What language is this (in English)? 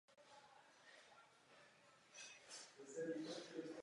Czech